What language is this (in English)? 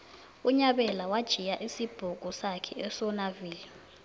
South Ndebele